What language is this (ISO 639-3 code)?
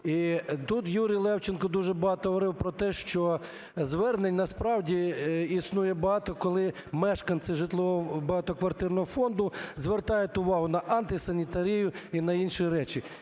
ukr